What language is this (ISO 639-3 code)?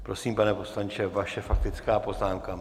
ces